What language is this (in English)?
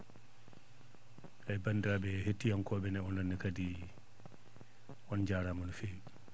Fula